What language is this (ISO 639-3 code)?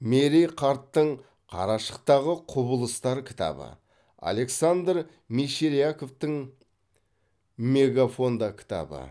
kaz